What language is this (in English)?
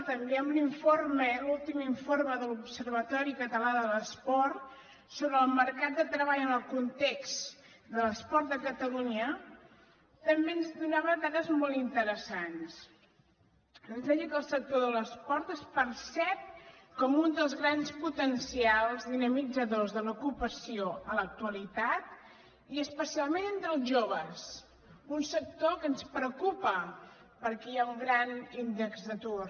Catalan